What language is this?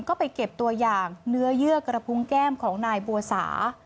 Thai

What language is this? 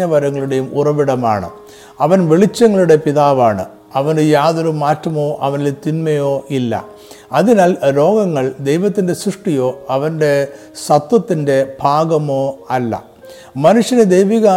Malayalam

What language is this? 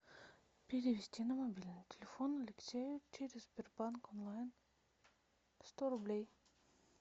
Russian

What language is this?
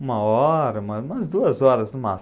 Portuguese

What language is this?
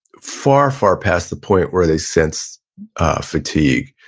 English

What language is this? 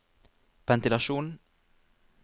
Norwegian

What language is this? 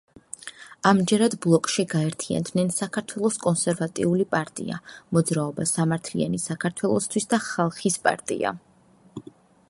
Georgian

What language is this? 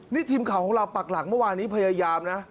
Thai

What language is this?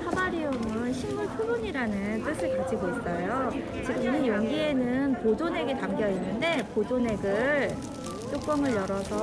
Korean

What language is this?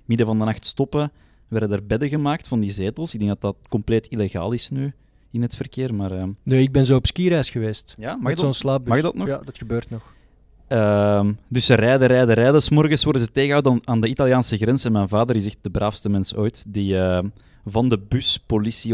Dutch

